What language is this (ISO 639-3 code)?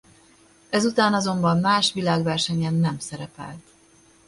hun